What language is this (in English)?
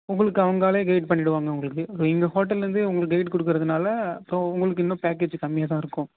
Tamil